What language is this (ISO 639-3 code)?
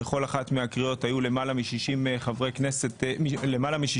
heb